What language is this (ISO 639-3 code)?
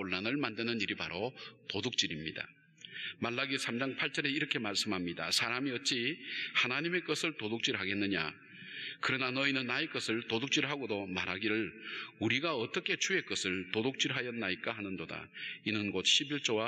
kor